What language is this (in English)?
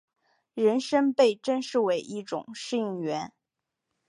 Chinese